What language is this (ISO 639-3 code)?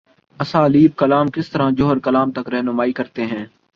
urd